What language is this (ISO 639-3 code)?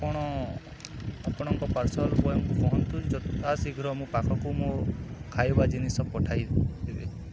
ori